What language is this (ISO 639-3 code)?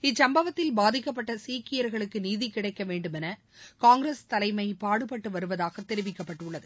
tam